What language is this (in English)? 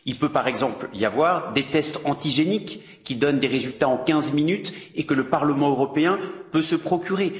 French